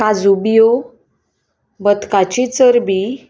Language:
Konkani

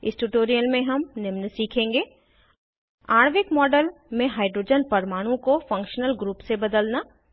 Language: Hindi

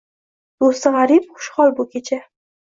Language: Uzbek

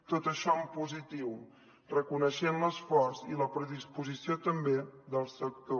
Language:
Catalan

